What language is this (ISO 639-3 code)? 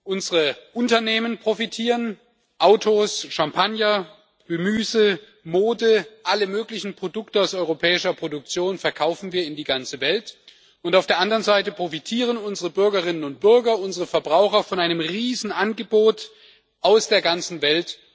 deu